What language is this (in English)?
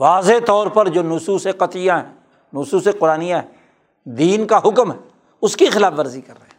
Urdu